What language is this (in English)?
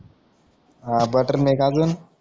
Marathi